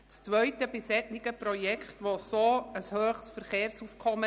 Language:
Swiss German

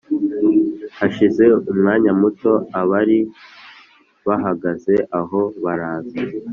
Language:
Kinyarwanda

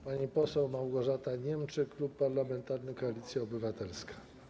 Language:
Polish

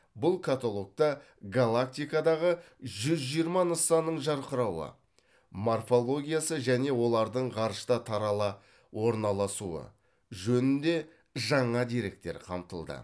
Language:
Kazakh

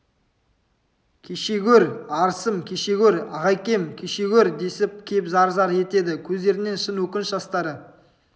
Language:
Kazakh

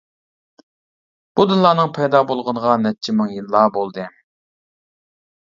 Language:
Uyghur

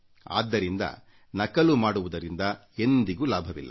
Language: Kannada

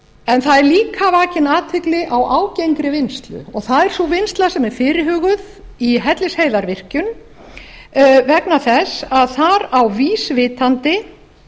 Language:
Icelandic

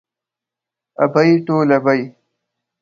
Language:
Pashto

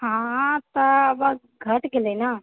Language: Maithili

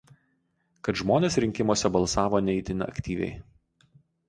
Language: Lithuanian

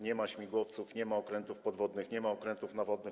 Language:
Polish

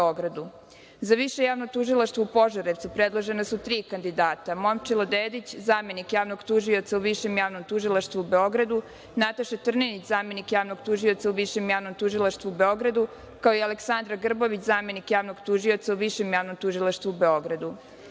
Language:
Serbian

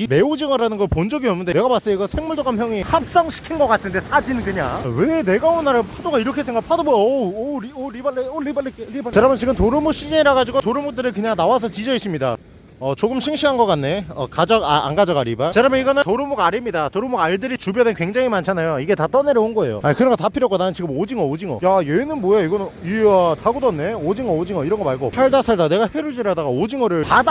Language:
Korean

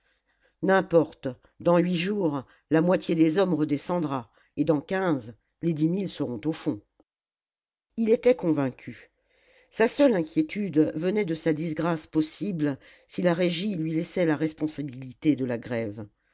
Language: French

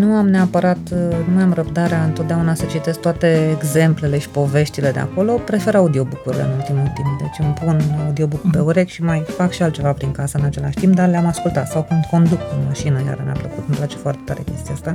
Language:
Romanian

